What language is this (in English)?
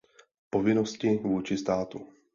Czech